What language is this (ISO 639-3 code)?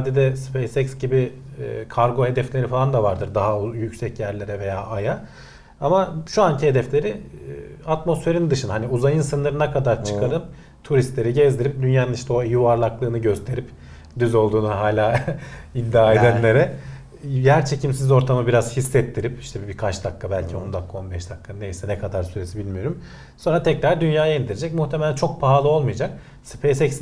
tur